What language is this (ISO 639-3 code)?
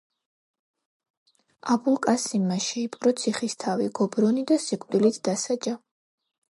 kat